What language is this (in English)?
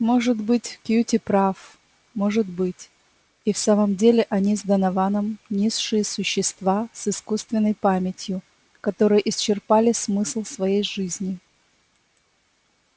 Russian